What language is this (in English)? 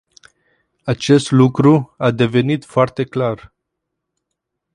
Romanian